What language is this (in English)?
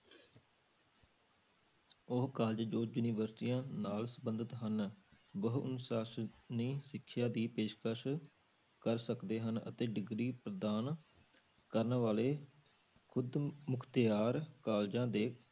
Punjabi